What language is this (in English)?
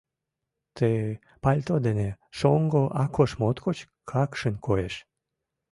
Mari